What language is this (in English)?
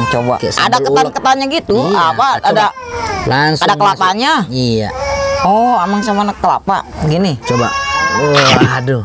Indonesian